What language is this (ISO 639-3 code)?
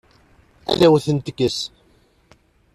kab